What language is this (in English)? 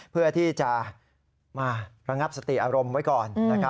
Thai